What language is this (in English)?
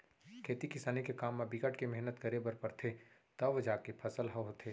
Chhattisgarhi